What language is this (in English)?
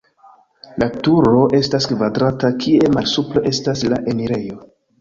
Esperanto